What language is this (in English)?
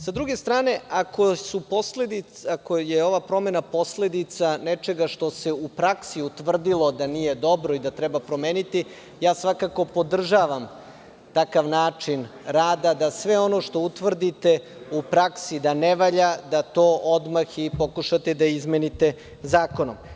Serbian